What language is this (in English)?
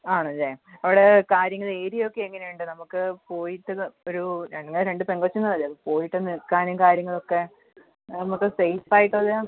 Malayalam